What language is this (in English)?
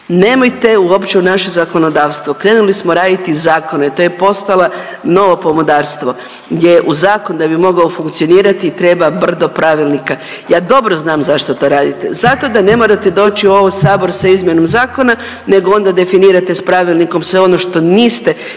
Croatian